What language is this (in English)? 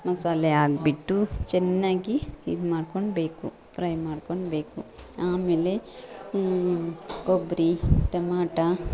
Kannada